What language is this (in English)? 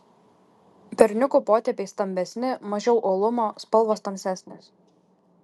Lithuanian